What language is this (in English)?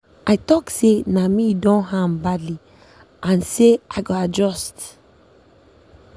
Nigerian Pidgin